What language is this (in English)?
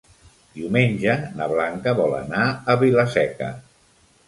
Catalan